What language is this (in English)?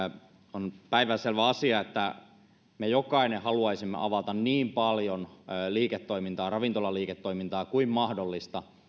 Finnish